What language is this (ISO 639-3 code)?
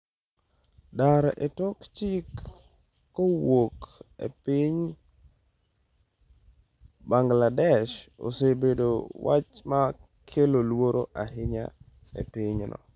luo